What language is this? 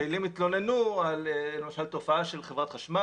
Hebrew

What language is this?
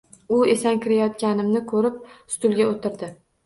Uzbek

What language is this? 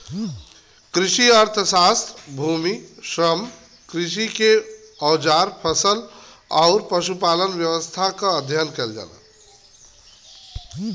Bhojpuri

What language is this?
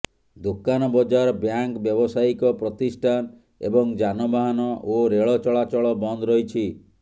Odia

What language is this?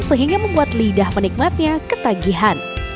Indonesian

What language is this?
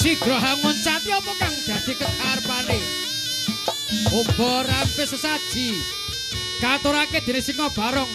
Indonesian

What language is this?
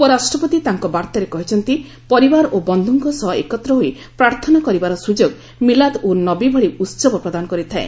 Odia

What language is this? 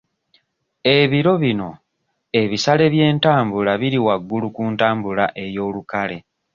Ganda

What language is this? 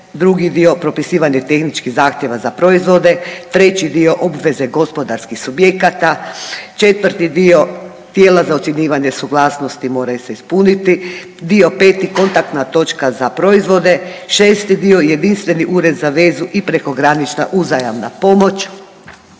Croatian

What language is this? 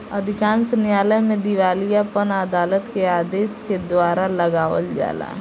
Bhojpuri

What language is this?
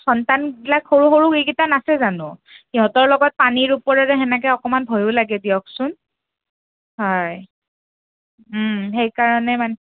Assamese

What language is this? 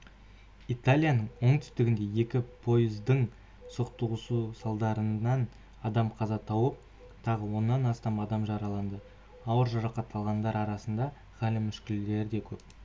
Kazakh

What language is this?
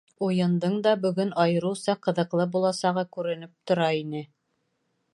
Bashkir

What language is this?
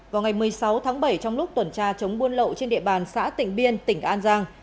Vietnamese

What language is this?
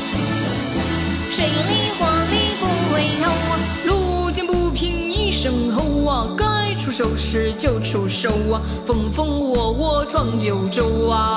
Chinese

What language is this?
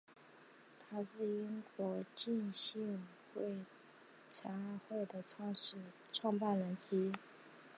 Chinese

